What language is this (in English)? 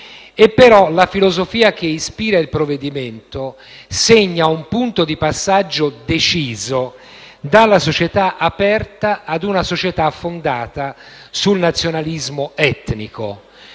Italian